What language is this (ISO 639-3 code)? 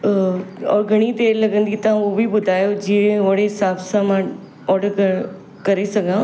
snd